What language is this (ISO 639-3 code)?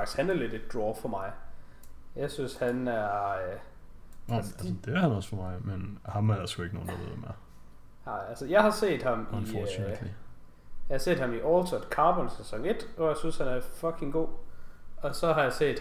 dan